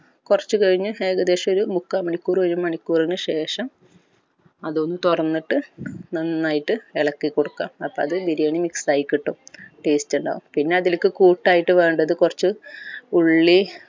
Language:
Malayalam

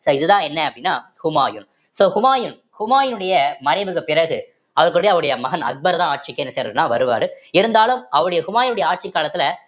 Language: Tamil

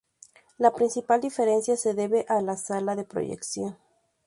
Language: Spanish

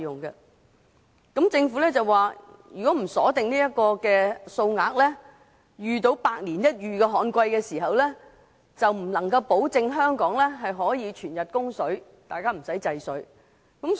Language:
Cantonese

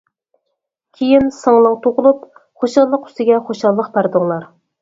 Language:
Uyghur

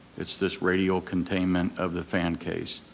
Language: English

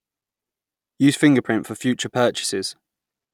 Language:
English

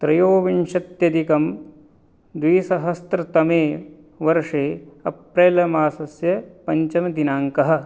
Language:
Sanskrit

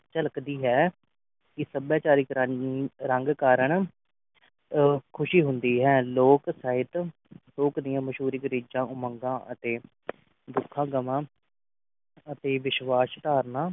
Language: Punjabi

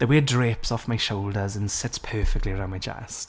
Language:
English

